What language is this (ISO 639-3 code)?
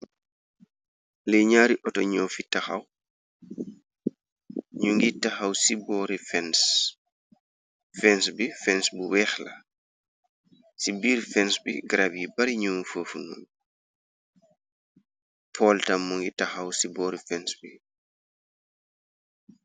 wol